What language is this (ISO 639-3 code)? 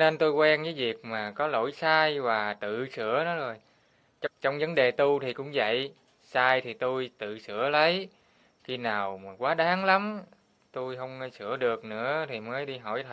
vie